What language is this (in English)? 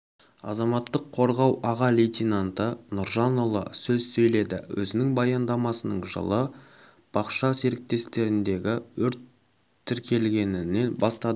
Kazakh